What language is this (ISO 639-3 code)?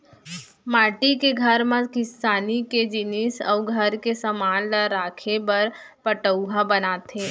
hne